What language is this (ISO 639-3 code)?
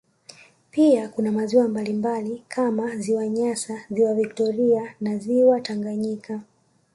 swa